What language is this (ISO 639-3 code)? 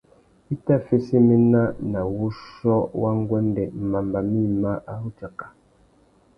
bag